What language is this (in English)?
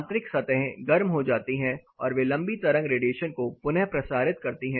Hindi